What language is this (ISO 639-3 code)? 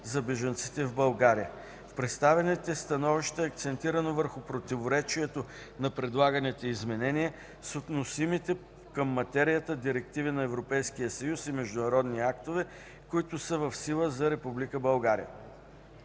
bul